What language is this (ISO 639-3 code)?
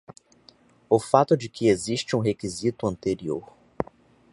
por